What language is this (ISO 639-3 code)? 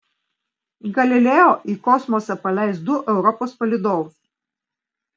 lit